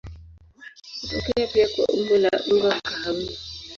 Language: Swahili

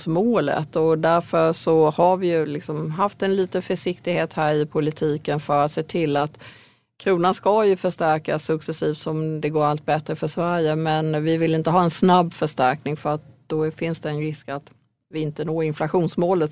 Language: Swedish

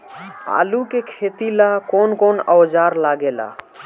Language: Bhojpuri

